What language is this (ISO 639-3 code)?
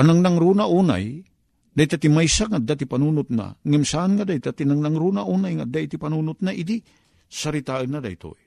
fil